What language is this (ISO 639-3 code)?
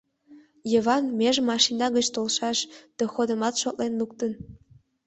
chm